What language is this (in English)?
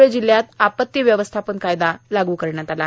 Marathi